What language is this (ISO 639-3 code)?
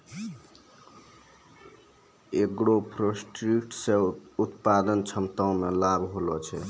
mai